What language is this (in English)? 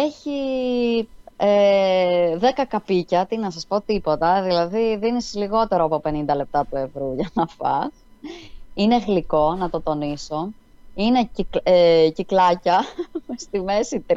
Greek